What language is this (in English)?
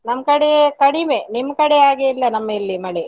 Kannada